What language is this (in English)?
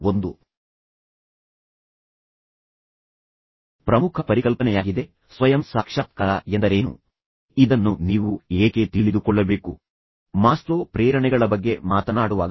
Kannada